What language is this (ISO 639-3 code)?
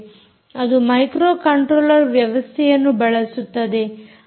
kan